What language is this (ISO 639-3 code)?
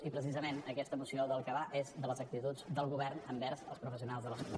cat